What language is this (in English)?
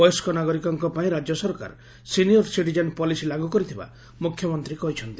Odia